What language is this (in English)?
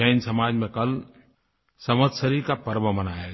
Hindi